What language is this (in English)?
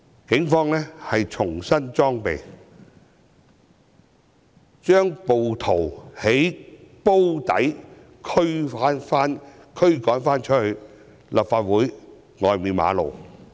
Cantonese